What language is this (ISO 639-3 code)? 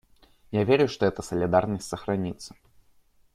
rus